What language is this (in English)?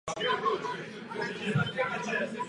Czech